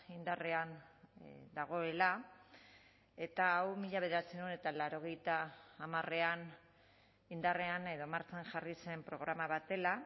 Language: Basque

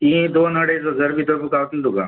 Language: Konkani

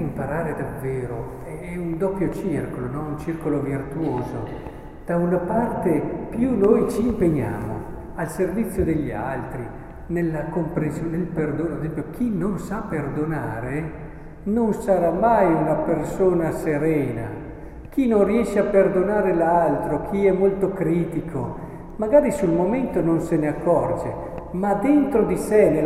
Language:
Italian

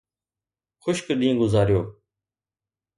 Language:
Sindhi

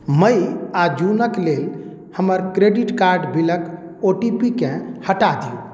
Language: Maithili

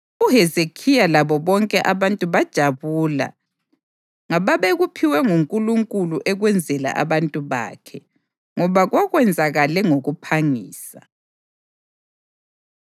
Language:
North Ndebele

